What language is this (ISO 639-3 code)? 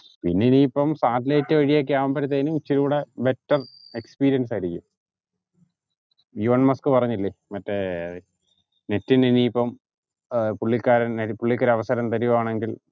mal